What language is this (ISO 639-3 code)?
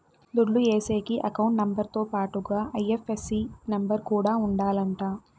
tel